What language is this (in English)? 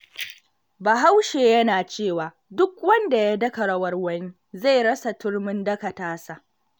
Hausa